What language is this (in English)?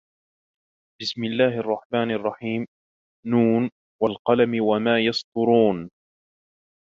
Arabic